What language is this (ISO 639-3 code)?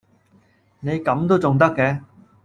yue